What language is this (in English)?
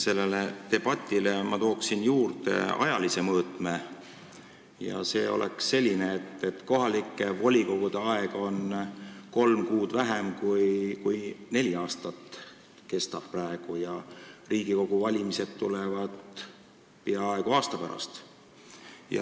Estonian